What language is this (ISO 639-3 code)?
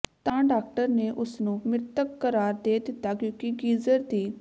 pan